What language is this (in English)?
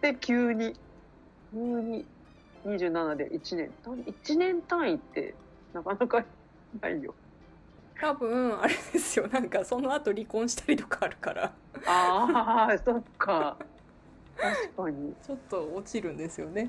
Japanese